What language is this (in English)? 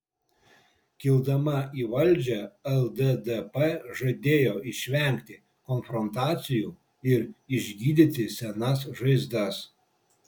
Lithuanian